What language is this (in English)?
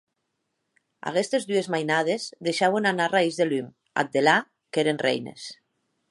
Occitan